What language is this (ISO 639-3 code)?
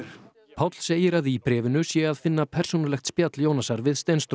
isl